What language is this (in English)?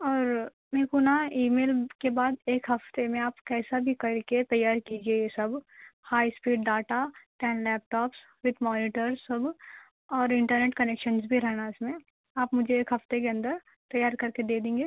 Urdu